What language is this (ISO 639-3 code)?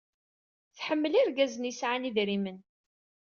kab